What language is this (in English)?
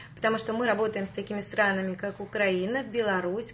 Russian